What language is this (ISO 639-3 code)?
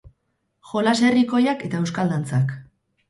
eus